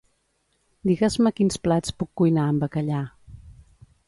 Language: Catalan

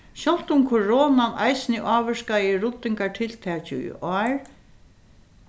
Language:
Faroese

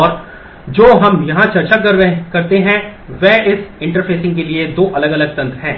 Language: Hindi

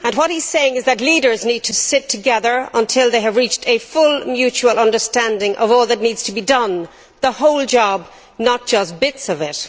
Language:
English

